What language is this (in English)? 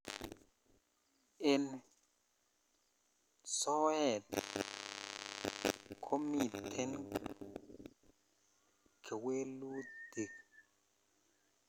Kalenjin